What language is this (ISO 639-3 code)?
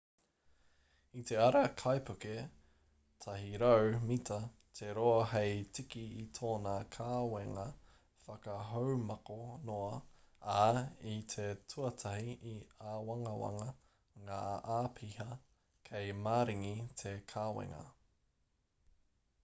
mri